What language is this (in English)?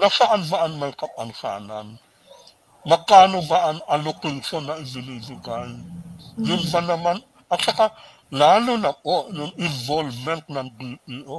Filipino